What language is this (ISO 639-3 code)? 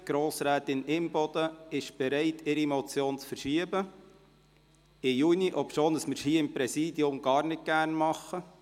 gsw